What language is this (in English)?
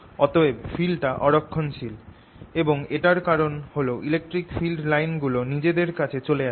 Bangla